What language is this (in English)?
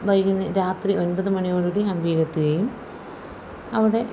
Malayalam